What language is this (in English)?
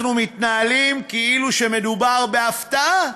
Hebrew